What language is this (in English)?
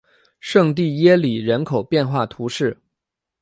Chinese